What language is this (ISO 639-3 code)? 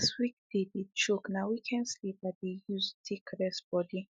pcm